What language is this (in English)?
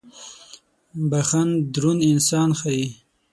Pashto